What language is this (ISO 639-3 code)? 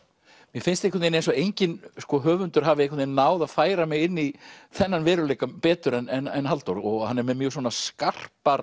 isl